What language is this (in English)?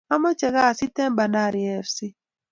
Kalenjin